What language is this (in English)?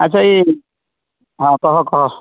Odia